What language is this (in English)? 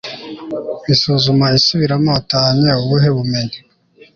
Kinyarwanda